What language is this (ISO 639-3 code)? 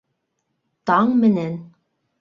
bak